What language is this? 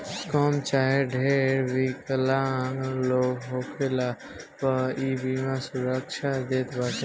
Bhojpuri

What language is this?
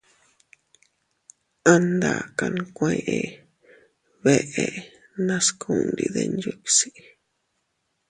Teutila Cuicatec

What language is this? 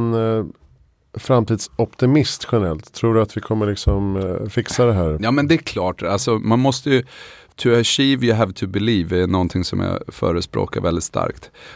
Swedish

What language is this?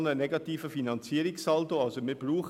Swiss German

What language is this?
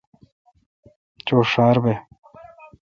Kalkoti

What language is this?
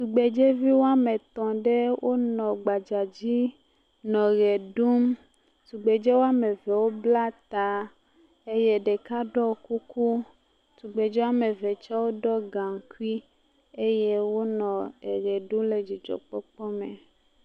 Ewe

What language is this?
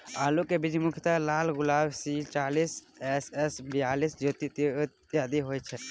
Maithili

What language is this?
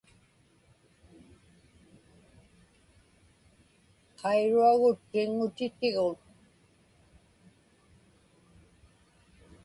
Inupiaq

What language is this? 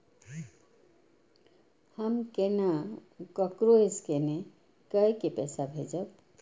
Maithili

